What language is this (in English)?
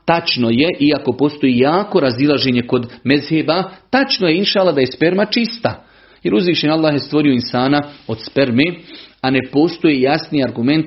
Croatian